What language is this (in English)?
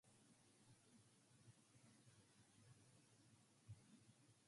English